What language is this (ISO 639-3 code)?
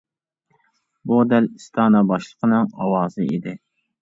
uig